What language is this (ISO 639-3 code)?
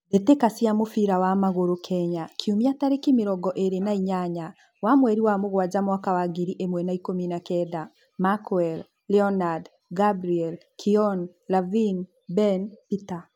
kik